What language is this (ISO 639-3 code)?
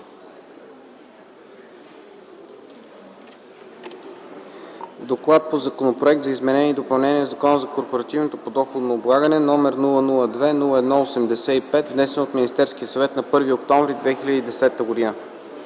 bul